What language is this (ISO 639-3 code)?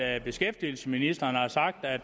dan